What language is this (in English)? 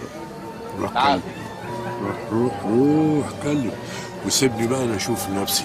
Arabic